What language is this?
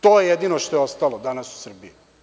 Serbian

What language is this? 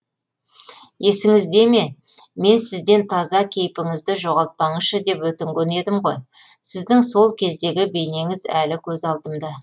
Kazakh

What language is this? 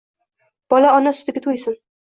Uzbek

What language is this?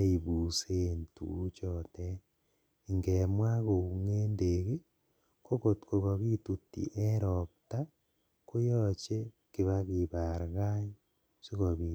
Kalenjin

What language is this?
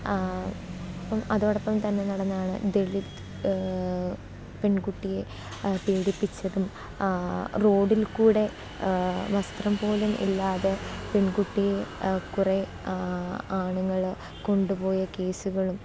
Malayalam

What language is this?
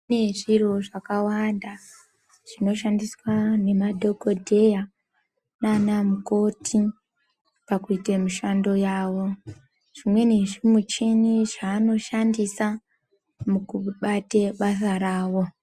Ndau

